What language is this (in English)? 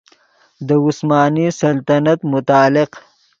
Yidgha